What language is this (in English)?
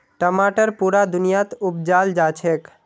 Magahi